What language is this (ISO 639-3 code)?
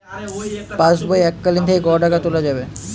ben